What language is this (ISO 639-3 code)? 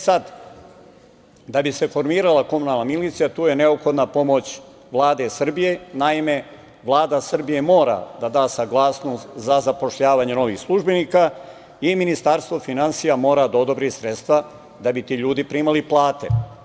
srp